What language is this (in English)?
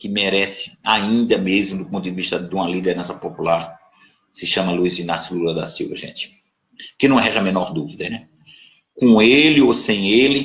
Portuguese